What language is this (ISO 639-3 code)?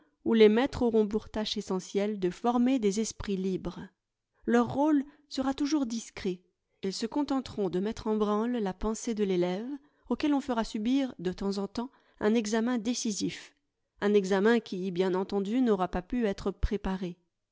fra